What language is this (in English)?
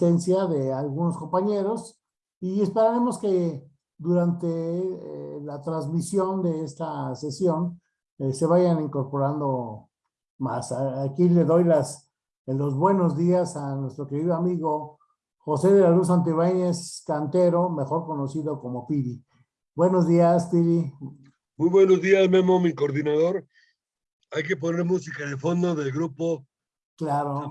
Spanish